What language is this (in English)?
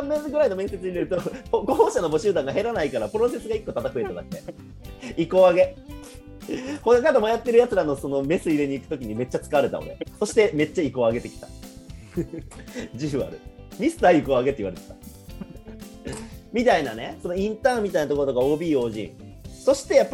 Japanese